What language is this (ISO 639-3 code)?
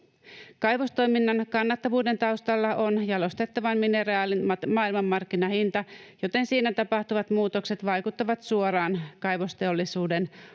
fin